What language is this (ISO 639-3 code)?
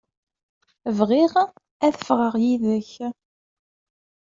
kab